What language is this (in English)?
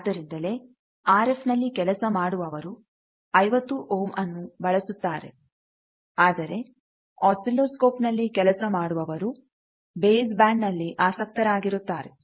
Kannada